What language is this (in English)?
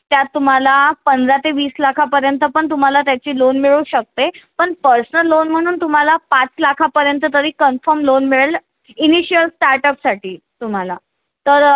Marathi